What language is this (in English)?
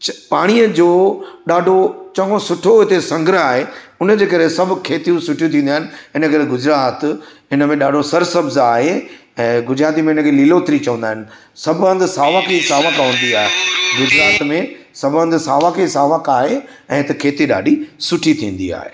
Sindhi